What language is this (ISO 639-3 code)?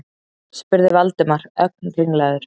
isl